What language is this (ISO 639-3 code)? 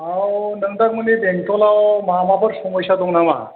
brx